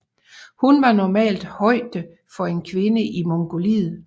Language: Danish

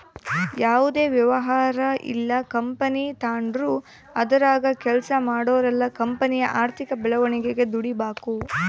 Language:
Kannada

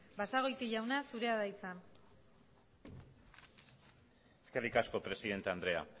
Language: Basque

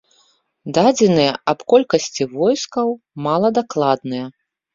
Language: Belarusian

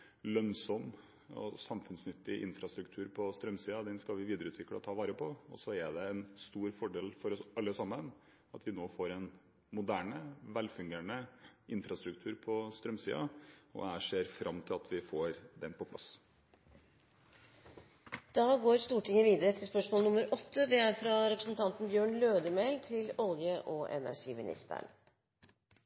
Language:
Norwegian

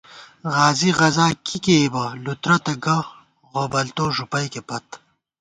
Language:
Gawar-Bati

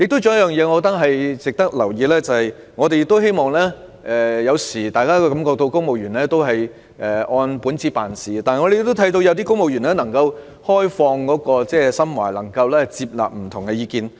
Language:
Cantonese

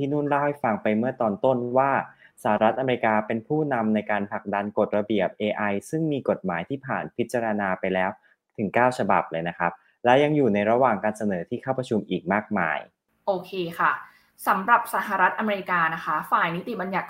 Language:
Thai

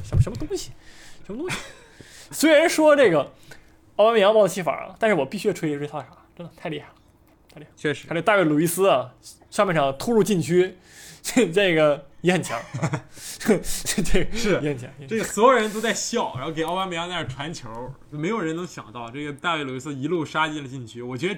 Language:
Chinese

